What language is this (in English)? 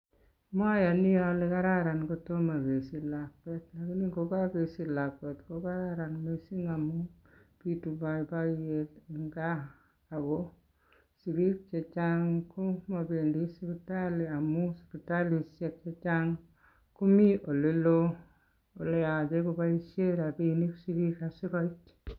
Kalenjin